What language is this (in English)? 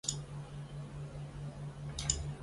Chinese